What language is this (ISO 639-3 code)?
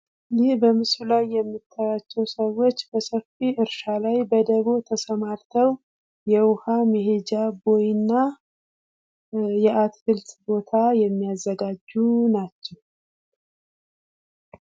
amh